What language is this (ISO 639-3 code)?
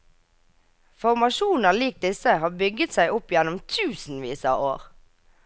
nor